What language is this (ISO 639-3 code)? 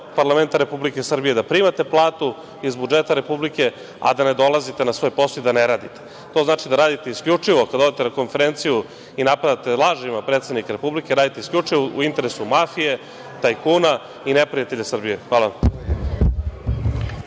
srp